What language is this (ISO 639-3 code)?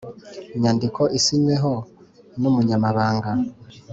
kin